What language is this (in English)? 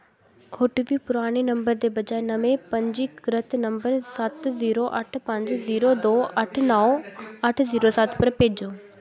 Dogri